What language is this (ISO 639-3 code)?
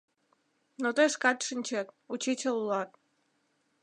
chm